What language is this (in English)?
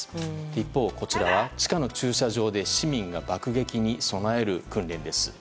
Japanese